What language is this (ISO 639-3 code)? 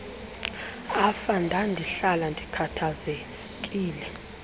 xho